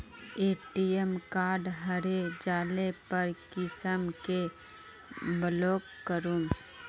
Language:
Magahi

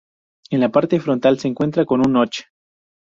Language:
Spanish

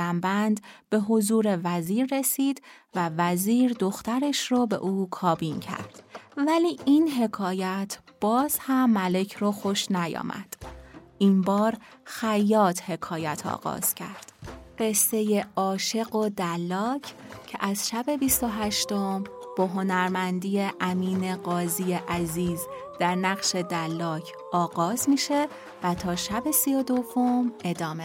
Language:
Persian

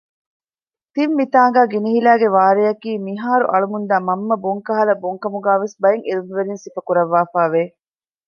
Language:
Divehi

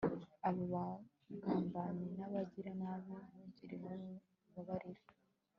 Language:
Kinyarwanda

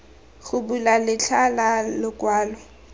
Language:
Tswana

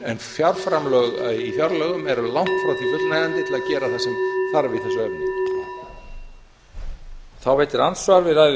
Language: Icelandic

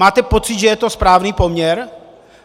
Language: Czech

